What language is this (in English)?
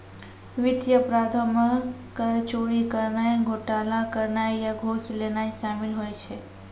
Maithili